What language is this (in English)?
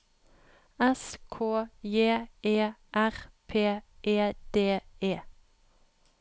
Norwegian